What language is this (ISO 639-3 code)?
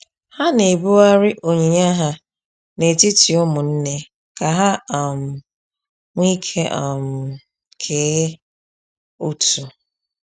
ibo